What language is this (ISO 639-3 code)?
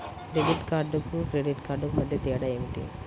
tel